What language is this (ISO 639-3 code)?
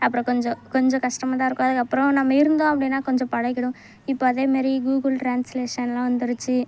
tam